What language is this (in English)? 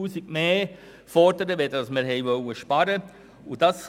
Swiss German